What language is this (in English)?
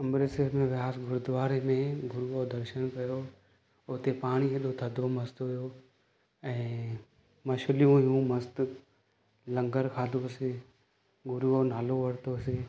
Sindhi